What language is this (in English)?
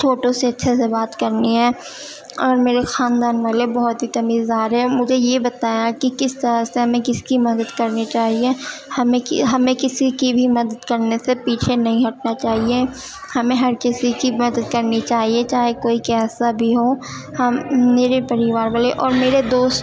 Urdu